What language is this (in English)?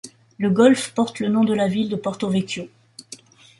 French